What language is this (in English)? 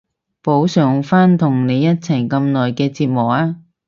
Cantonese